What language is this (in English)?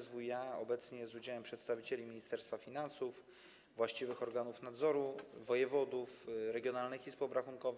Polish